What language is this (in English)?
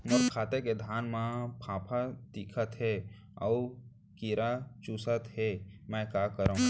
Chhattisgarhi